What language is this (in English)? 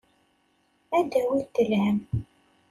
Kabyle